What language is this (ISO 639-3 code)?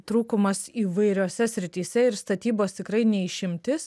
lit